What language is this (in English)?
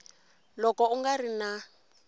Tsonga